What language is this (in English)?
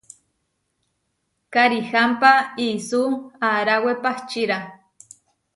Huarijio